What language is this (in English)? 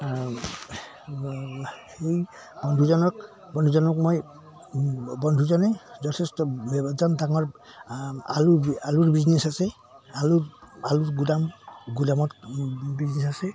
Assamese